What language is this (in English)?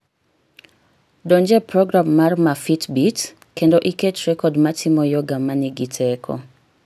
Luo (Kenya and Tanzania)